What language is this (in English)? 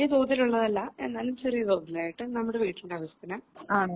Malayalam